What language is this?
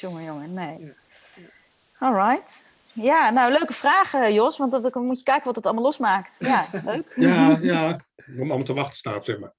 Dutch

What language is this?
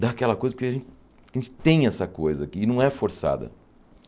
Portuguese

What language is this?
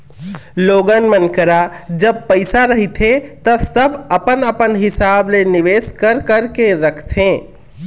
Chhattisgarhi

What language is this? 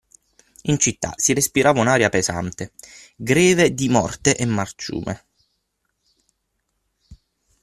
Italian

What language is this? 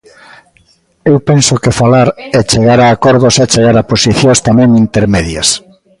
Galician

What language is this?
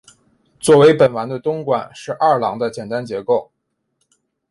Chinese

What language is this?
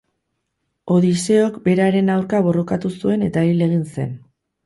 Basque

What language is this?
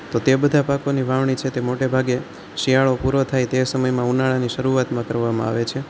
Gujarati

